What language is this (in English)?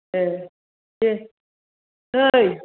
Bodo